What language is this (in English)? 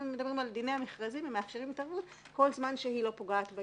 Hebrew